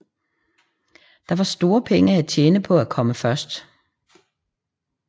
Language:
Danish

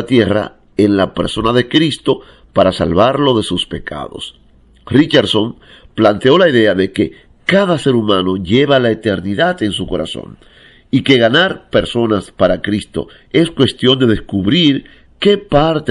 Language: Spanish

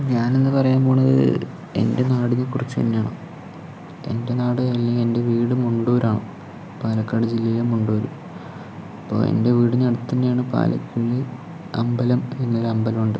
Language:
Malayalam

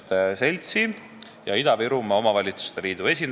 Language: Estonian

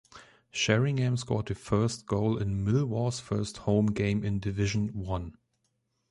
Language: English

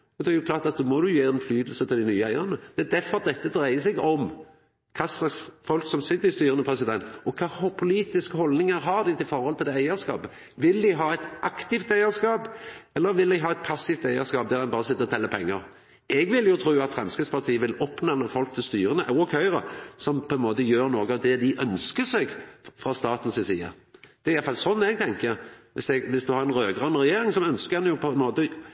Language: Norwegian Nynorsk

